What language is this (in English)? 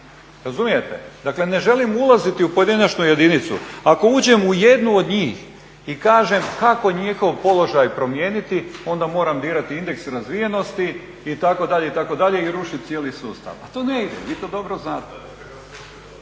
Croatian